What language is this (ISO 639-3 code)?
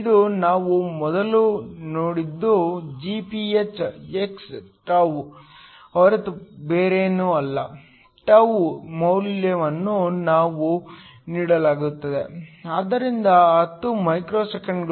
kan